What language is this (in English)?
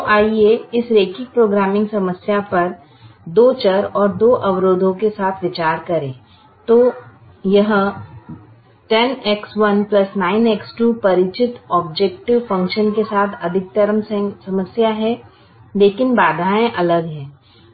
Hindi